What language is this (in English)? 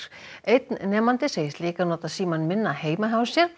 Icelandic